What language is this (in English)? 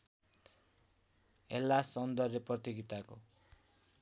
Nepali